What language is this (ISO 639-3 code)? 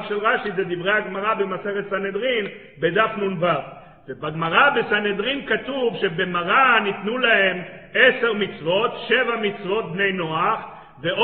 heb